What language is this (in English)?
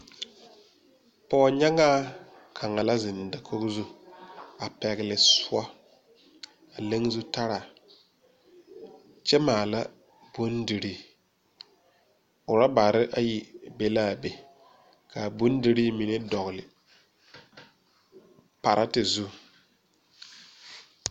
Southern Dagaare